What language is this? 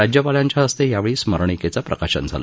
Marathi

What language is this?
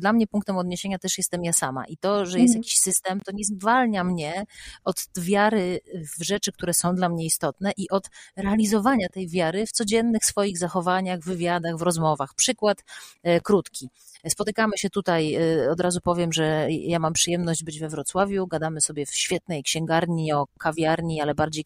Polish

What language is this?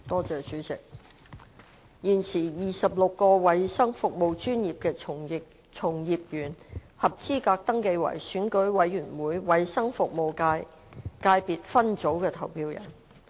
Cantonese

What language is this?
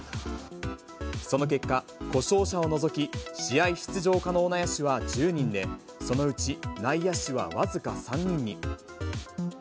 Japanese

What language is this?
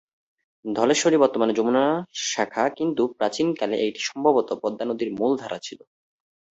Bangla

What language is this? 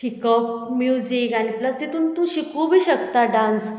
Konkani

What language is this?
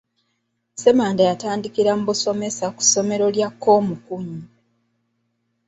Ganda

